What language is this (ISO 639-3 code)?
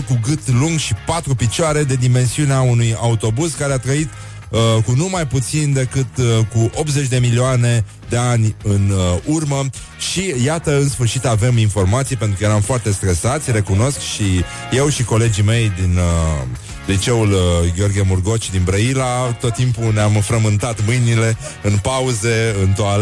ron